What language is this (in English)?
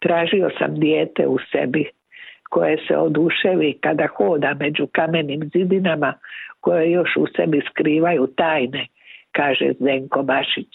Croatian